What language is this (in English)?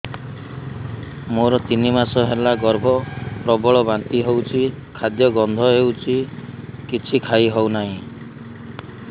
Odia